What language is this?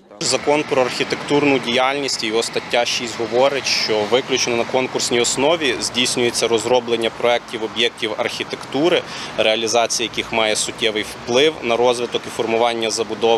Ukrainian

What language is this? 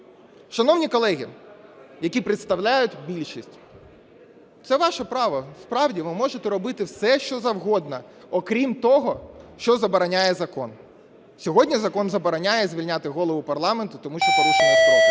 Ukrainian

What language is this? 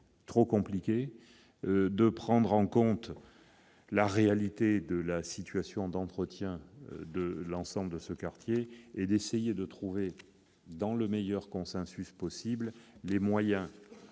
French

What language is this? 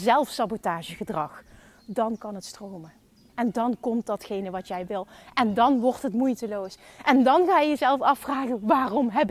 Dutch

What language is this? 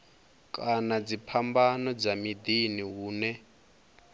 Venda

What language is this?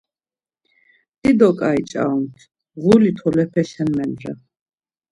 Laz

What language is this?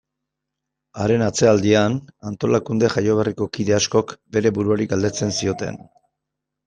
Basque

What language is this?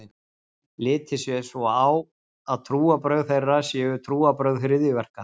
Icelandic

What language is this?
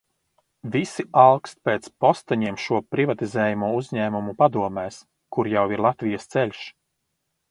Latvian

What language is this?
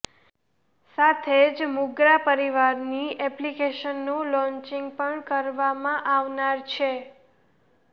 Gujarati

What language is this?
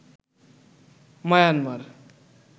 Bangla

